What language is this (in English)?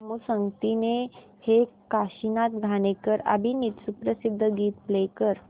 Marathi